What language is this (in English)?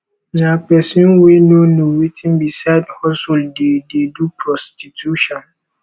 Nigerian Pidgin